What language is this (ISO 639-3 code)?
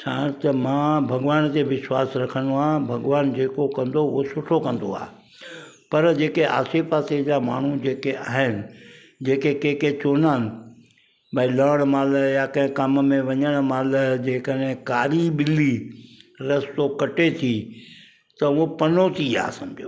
snd